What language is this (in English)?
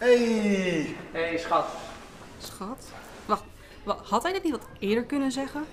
Dutch